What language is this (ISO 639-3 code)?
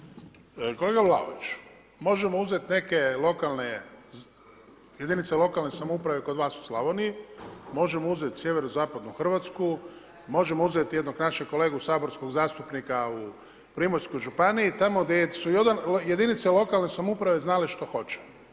hrv